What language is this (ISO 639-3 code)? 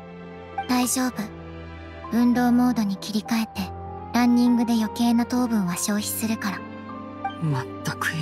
jpn